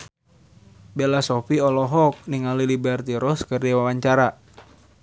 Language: Sundanese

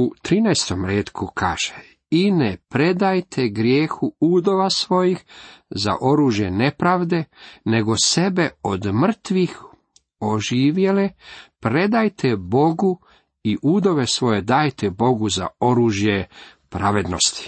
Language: Croatian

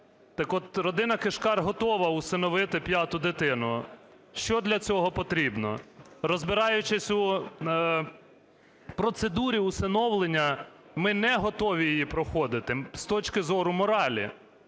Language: Ukrainian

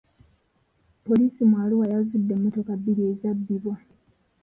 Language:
Ganda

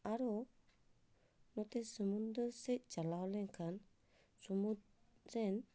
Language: Santali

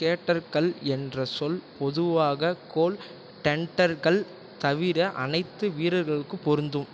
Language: Tamil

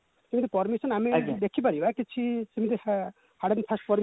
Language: Odia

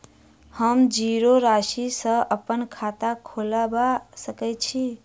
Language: Maithili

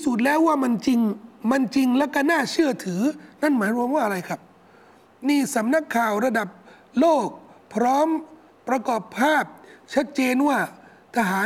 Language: Thai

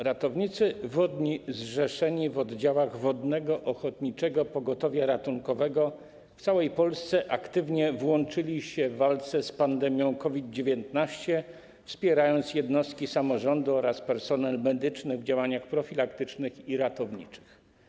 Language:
Polish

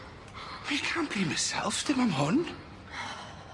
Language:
Welsh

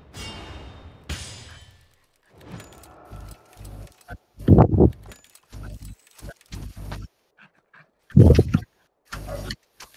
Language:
Indonesian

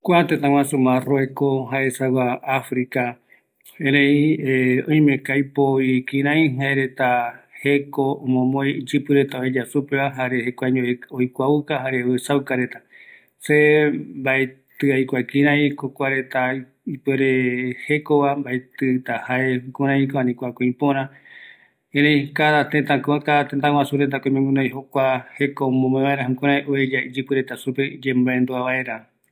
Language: Eastern Bolivian Guaraní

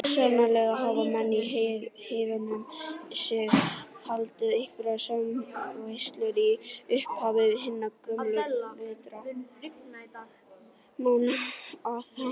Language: Icelandic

